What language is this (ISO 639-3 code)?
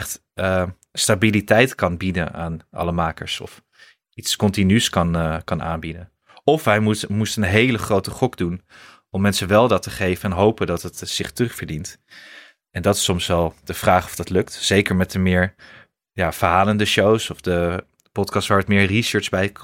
nld